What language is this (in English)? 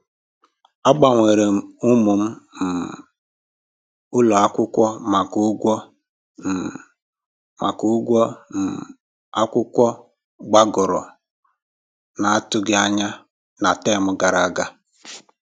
Igbo